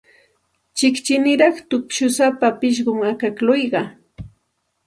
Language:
Santa Ana de Tusi Pasco Quechua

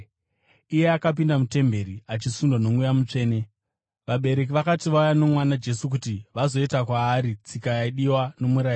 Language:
Shona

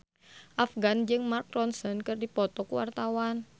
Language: Sundanese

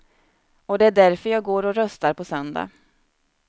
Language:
Swedish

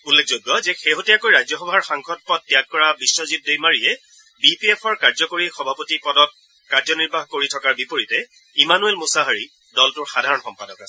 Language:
Assamese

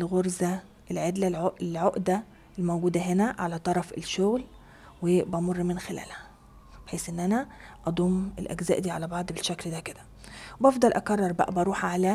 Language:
Arabic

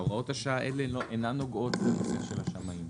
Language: Hebrew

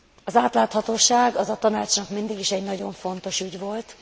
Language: Hungarian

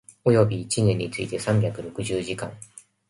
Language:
Japanese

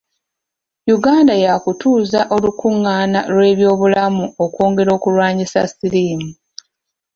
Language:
Ganda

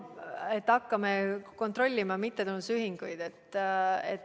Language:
Estonian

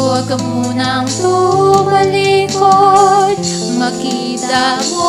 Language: Indonesian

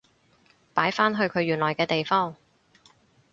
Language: Cantonese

